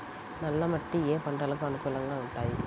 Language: Telugu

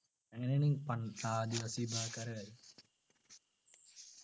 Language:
Malayalam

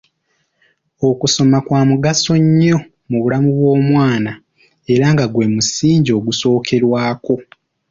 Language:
Ganda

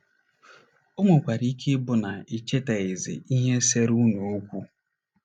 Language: Igbo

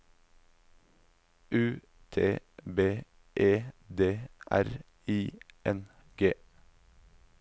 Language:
Norwegian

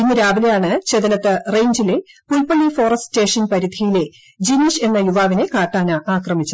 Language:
Malayalam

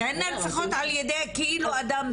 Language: Hebrew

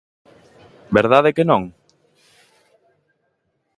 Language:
Galician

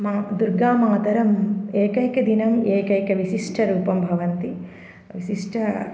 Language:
Sanskrit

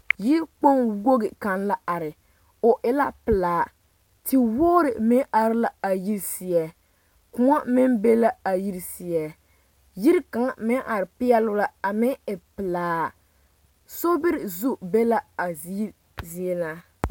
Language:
Southern Dagaare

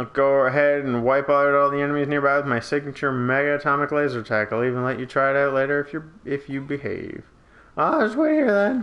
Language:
English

